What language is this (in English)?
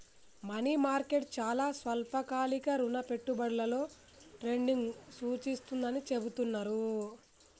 Telugu